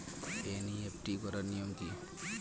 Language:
Bangla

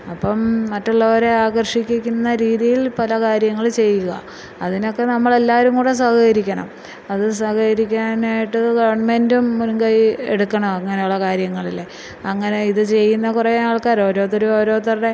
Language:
Malayalam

